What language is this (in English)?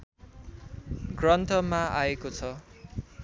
Nepali